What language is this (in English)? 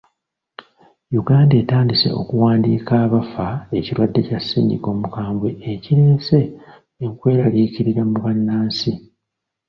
Ganda